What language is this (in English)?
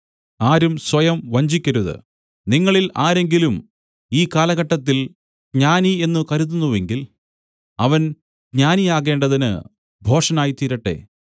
Malayalam